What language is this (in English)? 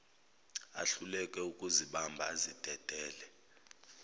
Zulu